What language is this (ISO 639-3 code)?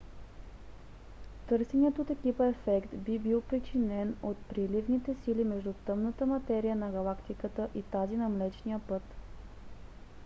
bul